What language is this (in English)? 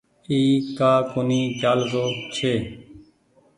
Goaria